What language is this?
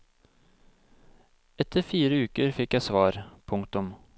Norwegian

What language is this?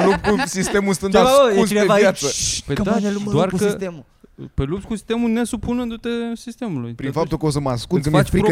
Romanian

